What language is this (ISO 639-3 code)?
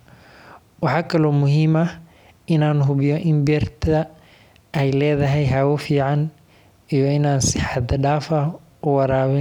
som